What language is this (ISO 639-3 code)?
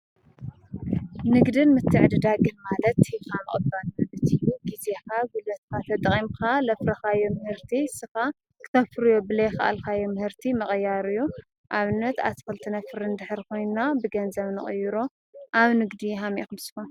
tir